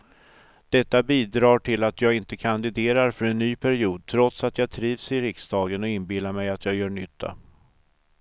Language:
Swedish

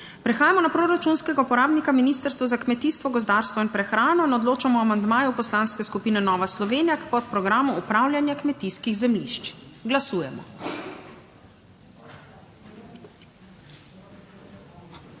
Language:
Slovenian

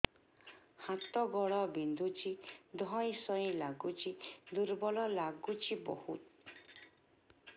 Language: Odia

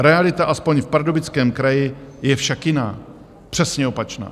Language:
Czech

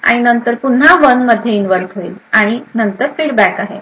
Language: Marathi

